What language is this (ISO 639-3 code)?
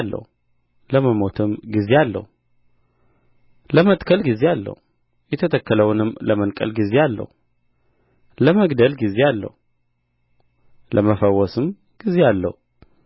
amh